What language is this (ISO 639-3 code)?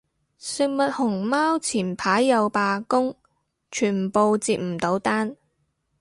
yue